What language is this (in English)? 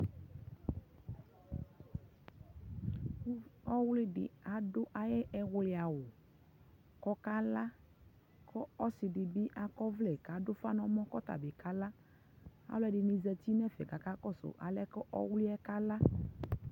Ikposo